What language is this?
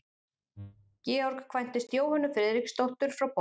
Icelandic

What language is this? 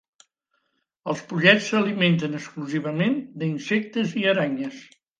Catalan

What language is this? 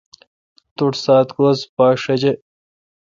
Kalkoti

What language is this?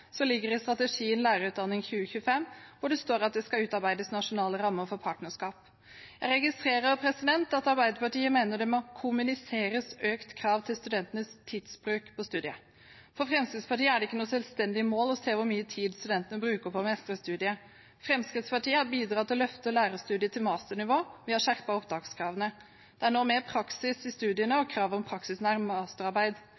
Norwegian Bokmål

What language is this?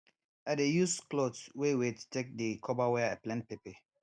Nigerian Pidgin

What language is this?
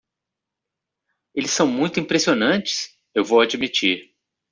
Portuguese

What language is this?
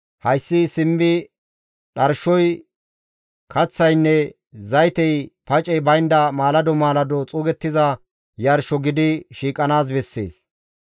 Gamo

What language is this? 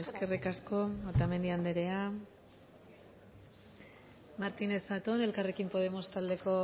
Basque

